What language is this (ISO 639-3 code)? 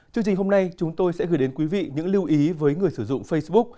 vie